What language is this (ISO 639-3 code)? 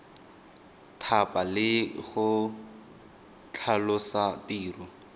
tsn